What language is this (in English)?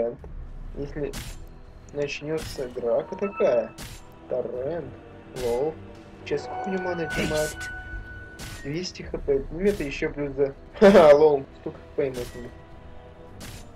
Russian